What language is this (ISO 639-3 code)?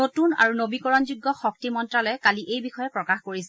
asm